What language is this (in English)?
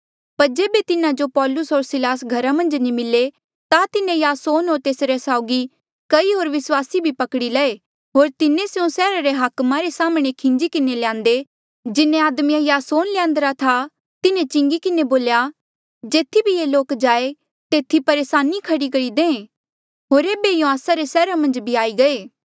Mandeali